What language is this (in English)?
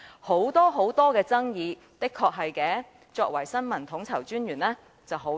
Cantonese